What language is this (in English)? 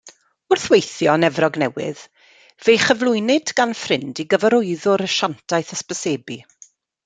Welsh